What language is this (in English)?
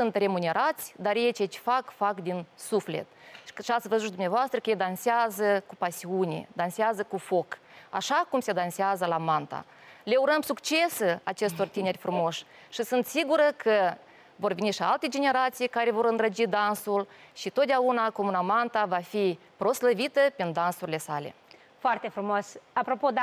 Romanian